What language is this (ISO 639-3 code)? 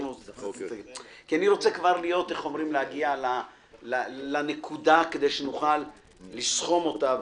heb